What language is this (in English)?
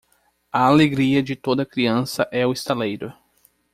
Portuguese